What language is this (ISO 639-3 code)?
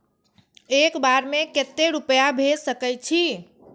mai